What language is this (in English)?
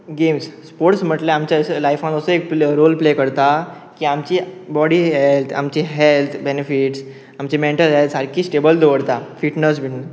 Konkani